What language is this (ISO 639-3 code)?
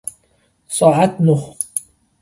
fas